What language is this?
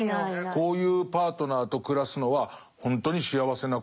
Japanese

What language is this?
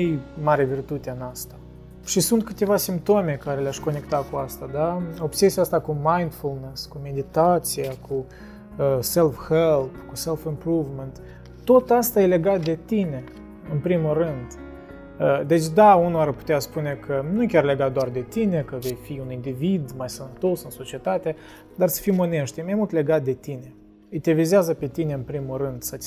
Romanian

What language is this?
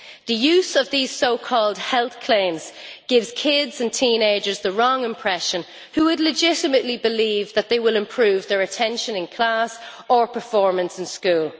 English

